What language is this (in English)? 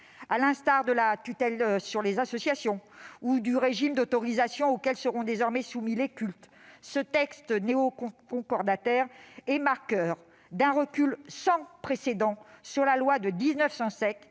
French